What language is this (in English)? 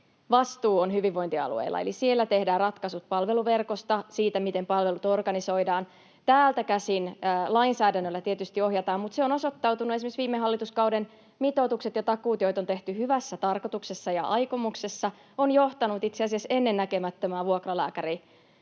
Finnish